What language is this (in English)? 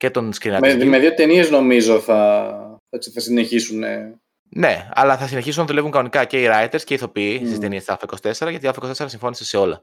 Greek